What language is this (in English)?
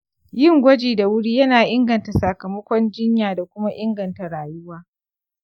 Hausa